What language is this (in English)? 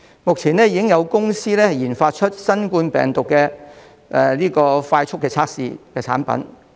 Cantonese